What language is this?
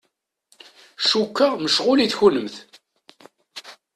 Kabyle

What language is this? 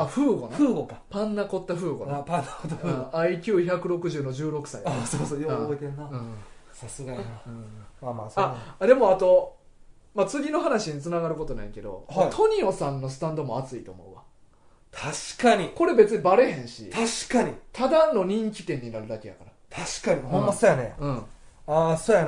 Japanese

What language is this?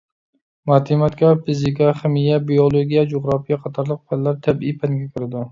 Uyghur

